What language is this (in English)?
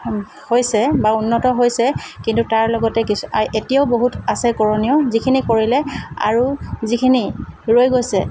Assamese